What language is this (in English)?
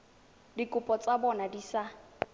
Tswana